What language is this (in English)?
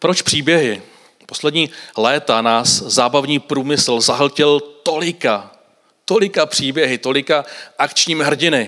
Czech